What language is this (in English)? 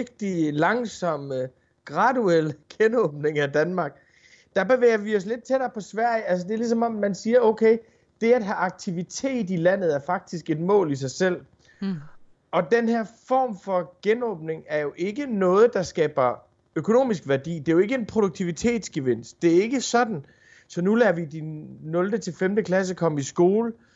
Danish